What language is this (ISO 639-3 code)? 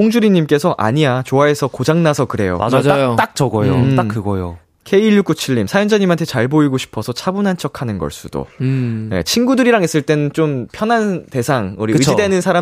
kor